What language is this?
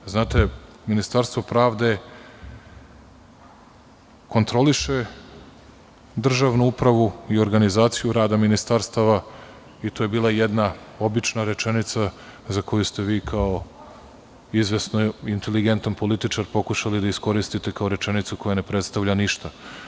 Serbian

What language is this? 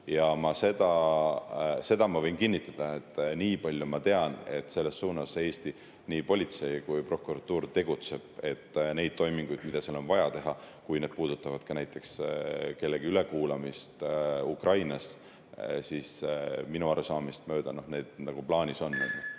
Estonian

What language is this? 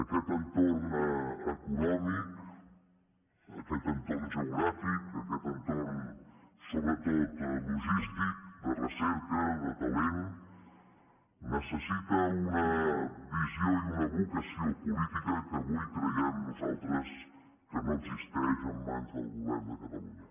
Catalan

